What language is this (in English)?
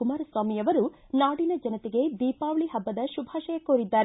Kannada